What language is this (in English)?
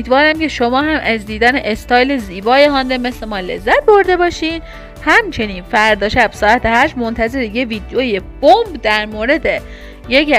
Persian